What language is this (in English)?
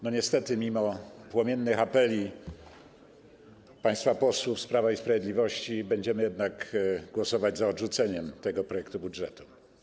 Polish